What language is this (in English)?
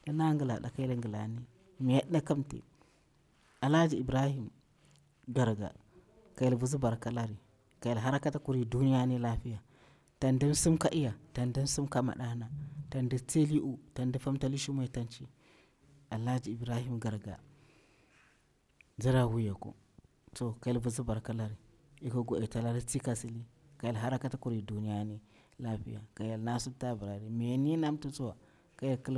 Bura-Pabir